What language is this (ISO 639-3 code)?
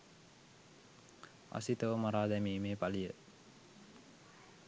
sin